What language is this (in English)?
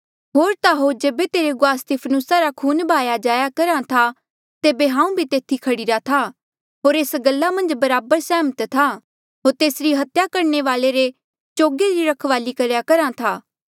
Mandeali